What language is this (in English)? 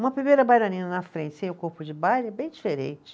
Portuguese